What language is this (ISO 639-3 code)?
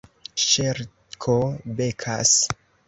epo